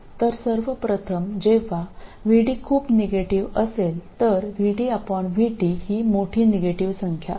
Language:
Malayalam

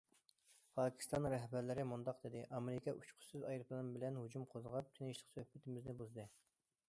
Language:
Uyghur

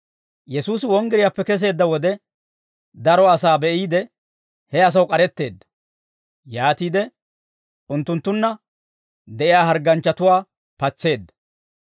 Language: Dawro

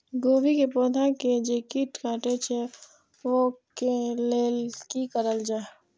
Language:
Maithili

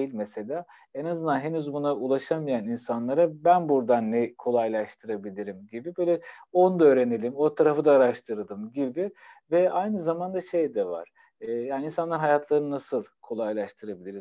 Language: Turkish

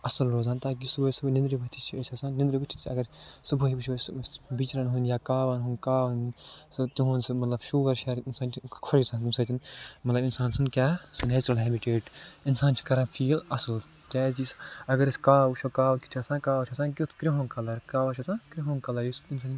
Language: Kashmiri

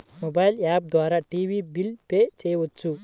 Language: Telugu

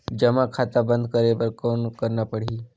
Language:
Chhattisgarhi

